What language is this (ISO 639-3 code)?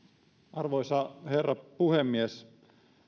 fin